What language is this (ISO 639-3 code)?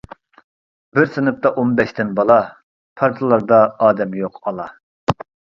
uig